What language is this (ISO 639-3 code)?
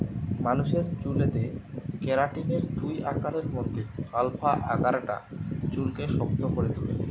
ben